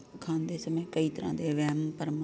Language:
Punjabi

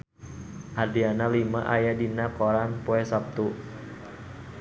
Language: Sundanese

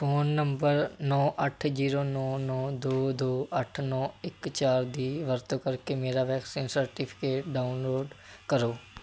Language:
Punjabi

